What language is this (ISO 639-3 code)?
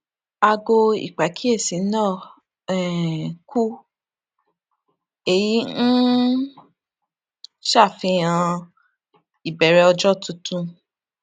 yor